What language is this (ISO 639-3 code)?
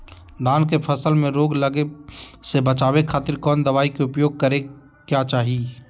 mag